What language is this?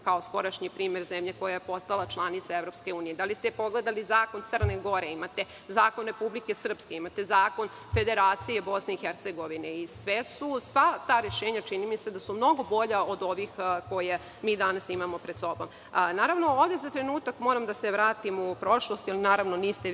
Serbian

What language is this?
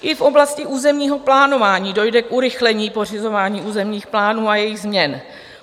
Czech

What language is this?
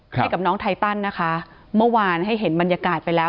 Thai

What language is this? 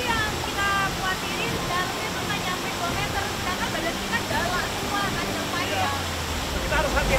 Indonesian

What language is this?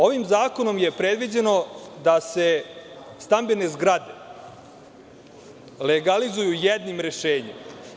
Serbian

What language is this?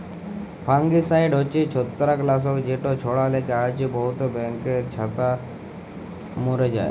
Bangla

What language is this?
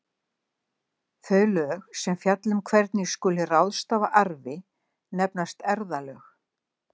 Icelandic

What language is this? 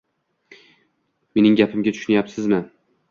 Uzbek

